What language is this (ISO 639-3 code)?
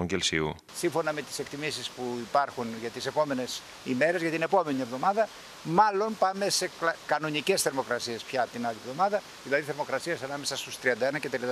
ell